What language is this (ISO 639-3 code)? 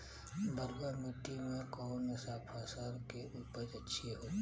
bho